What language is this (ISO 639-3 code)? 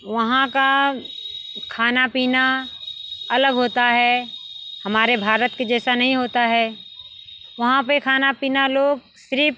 hin